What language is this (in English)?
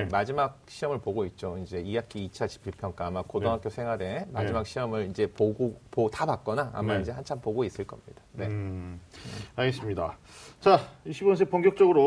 Korean